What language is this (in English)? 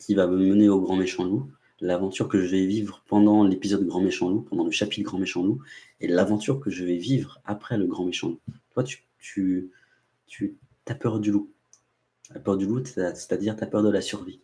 French